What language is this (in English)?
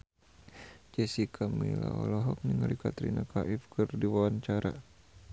Sundanese